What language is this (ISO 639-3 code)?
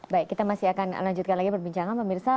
ind